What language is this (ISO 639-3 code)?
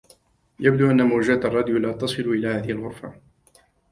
ara